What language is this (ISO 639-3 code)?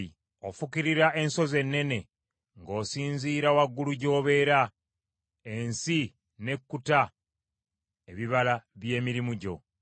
lug